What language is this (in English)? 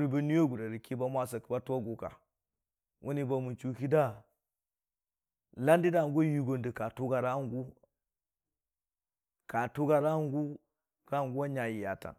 Dijim-Bwilim